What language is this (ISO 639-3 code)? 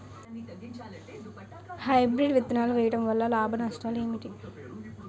tel